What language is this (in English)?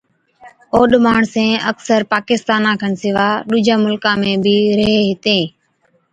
Od